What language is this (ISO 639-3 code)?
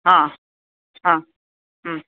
san